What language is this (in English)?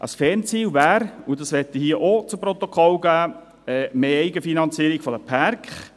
Swiss German